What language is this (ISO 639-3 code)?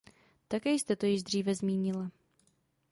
ces